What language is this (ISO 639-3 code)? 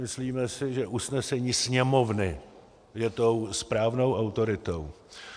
ces